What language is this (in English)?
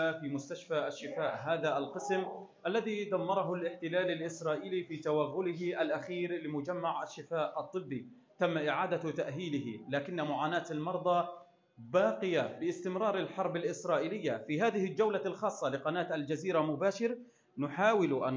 Arabic